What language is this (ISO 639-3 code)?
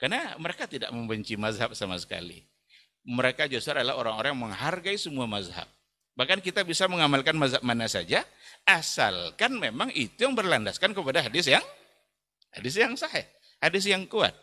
ind